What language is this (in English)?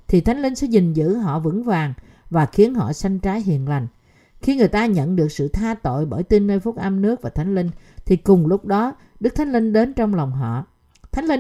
Vietnamese